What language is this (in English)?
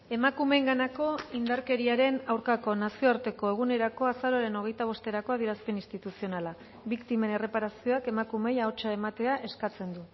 Basque